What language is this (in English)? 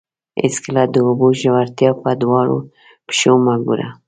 Pashto